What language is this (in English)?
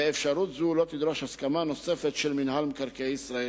Hebrew